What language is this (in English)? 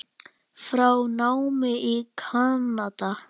Icelandic